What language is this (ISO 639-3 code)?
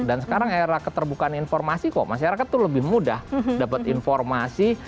ind